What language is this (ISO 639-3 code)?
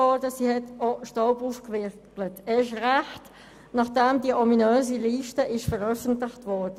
gsw